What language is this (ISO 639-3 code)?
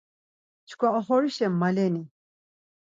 lzz